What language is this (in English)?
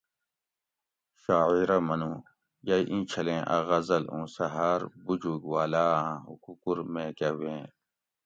Gawri